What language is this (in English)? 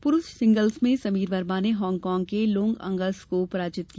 Hindi